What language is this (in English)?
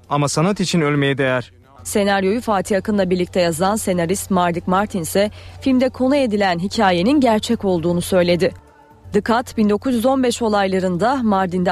Turkish